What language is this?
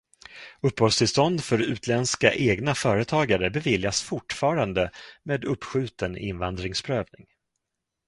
Swedish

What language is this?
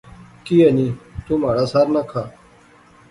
Pahari-Potwari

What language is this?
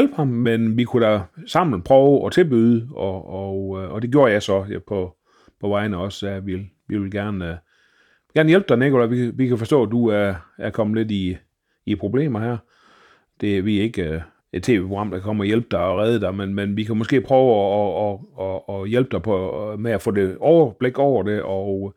Danish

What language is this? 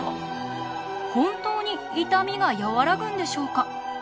Japanese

